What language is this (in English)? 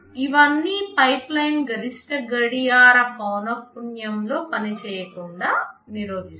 Telugu